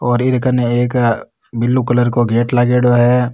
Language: Rajasthani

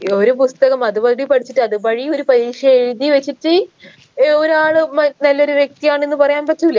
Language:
Malayalam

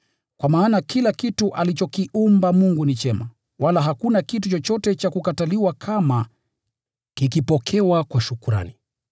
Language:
Swahili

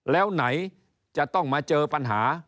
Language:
Thai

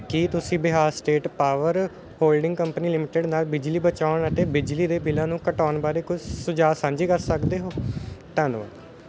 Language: Punjabi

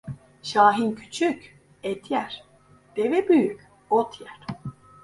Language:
Turkish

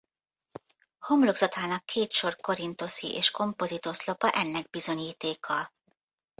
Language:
Hungarian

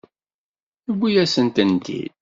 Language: Kabyle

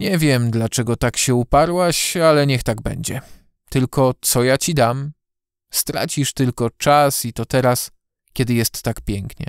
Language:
Polish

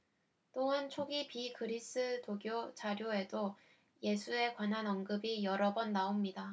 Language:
Korean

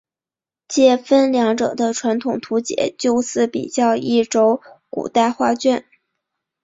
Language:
Chinese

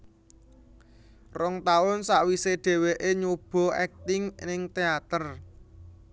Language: Javanese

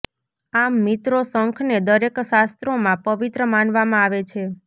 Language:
Gujarati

